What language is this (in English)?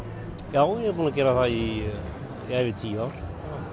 Icelandic